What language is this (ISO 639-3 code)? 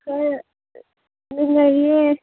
mni